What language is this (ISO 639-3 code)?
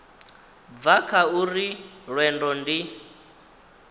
ven